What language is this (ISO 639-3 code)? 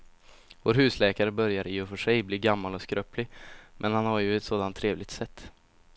swe